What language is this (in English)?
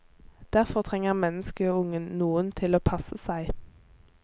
Norwegian